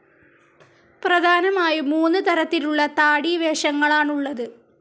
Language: Malayalam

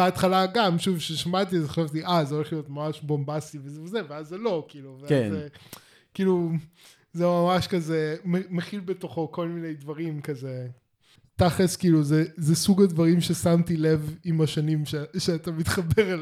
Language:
Hebrew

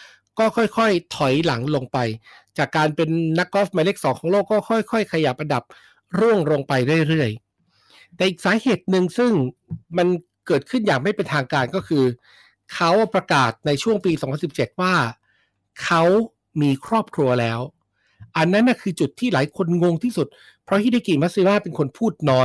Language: Thai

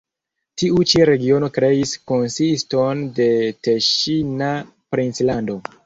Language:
Esperanto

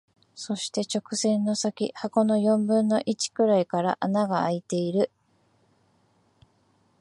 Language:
Japanese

